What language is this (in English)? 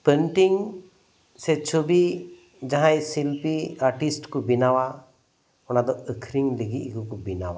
Santali